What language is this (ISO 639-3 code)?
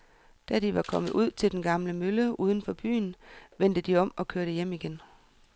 dan